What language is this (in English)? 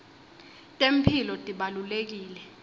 Swati